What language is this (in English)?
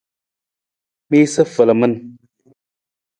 Nawdm